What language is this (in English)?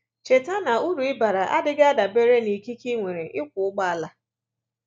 Igbo